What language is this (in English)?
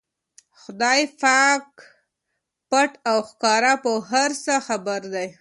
Pashto